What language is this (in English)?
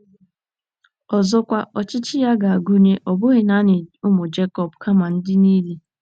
Igbo